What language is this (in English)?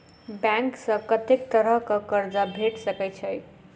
Maithili